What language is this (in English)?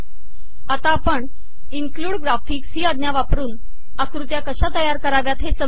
Marathi